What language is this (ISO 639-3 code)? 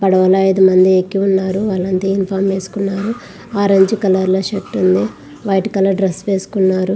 tel